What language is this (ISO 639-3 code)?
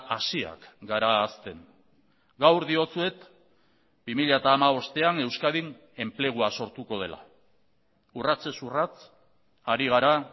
eus